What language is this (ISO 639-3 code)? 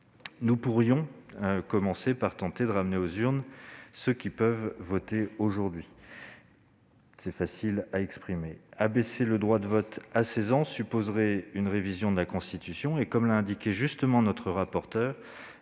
fra